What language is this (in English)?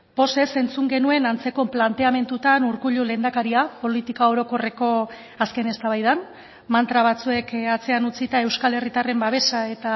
Basque